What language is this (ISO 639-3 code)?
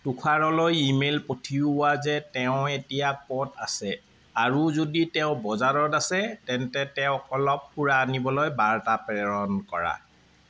asm